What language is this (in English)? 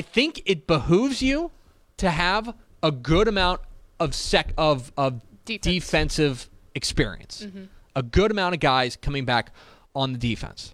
English